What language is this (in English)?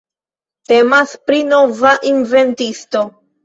Esperanto